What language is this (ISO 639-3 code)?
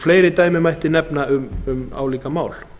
isl